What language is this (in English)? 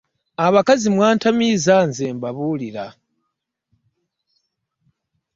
Ganda